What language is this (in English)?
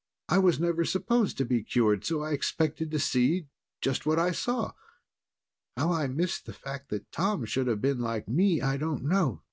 English